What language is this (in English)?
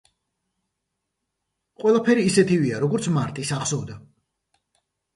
Georgian